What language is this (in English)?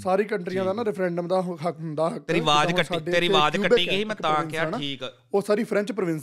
Punjabi